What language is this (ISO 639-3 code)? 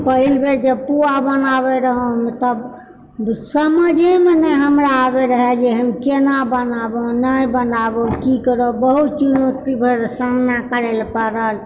mai